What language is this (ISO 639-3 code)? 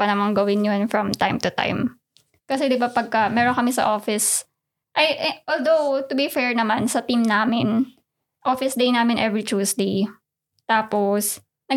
fil